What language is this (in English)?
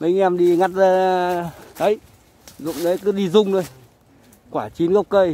Vietnamese